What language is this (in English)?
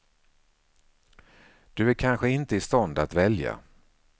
Swedish